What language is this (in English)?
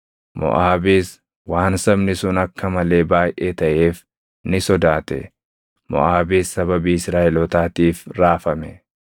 Oromo